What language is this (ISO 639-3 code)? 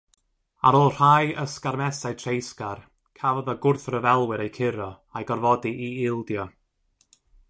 cym